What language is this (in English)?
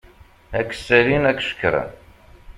Kabyle